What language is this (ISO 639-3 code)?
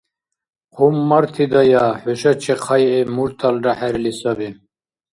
dar